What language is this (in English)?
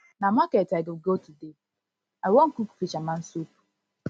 Nigerian Pidgin